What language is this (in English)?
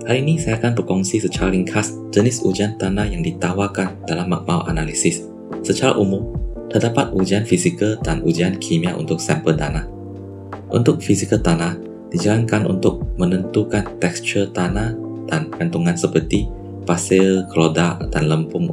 Malay